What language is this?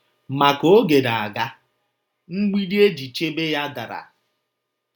Igbo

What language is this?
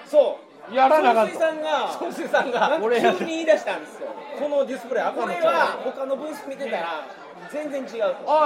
Japanese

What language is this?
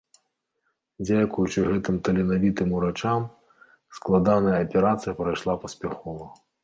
Belarusian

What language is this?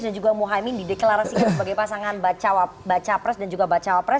Indonesian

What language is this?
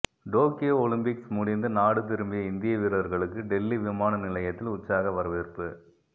Tamil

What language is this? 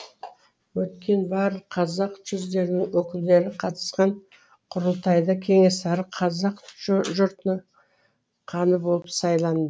Kazakh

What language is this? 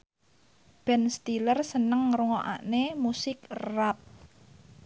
Javanese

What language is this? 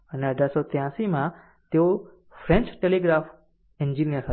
Gujarati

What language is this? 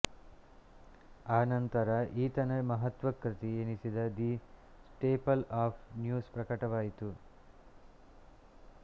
Kannada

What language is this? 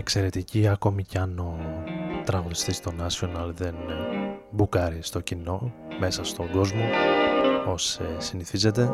Greek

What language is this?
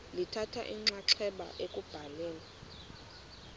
Xhosa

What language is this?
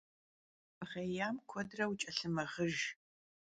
Kabardian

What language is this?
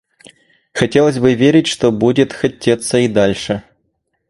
Russian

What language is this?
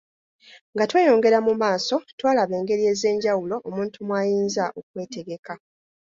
Ganda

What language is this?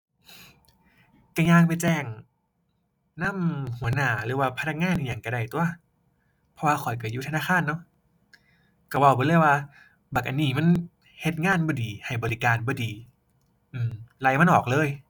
Thai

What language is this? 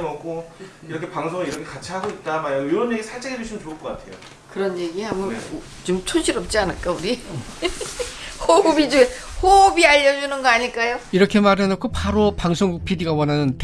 Korean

